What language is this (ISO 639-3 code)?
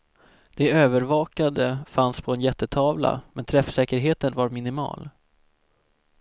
swe